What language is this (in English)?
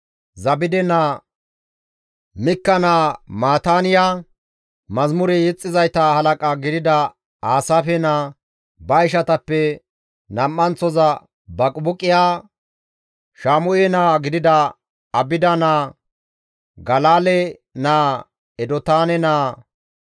Gamo